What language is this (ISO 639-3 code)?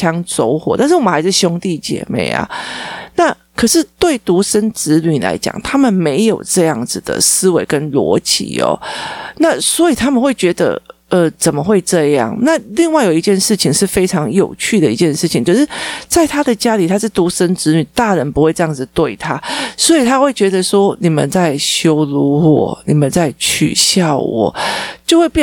zho